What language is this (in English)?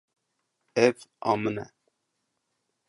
Kurdish